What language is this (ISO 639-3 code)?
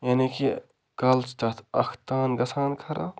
kas